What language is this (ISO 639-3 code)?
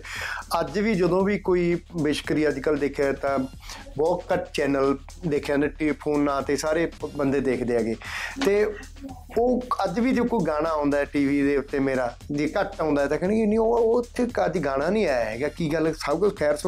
pan